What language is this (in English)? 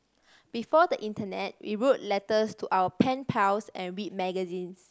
English